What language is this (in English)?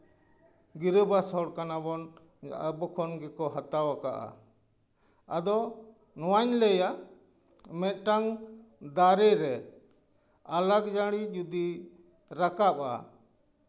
Santali